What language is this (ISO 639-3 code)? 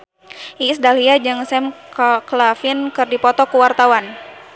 sun